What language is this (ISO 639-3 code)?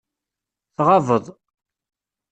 kab